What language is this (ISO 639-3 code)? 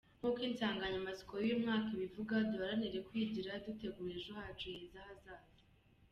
kin